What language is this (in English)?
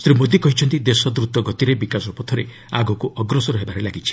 Odia